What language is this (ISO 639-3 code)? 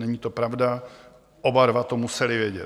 ces